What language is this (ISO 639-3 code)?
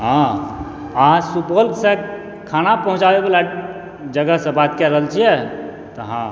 mai